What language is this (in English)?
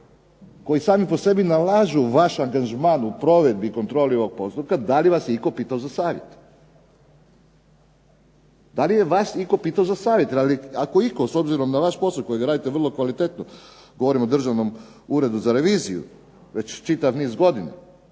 Croatian